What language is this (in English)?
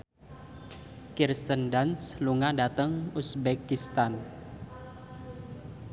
Javanese